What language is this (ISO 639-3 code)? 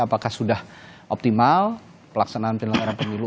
ind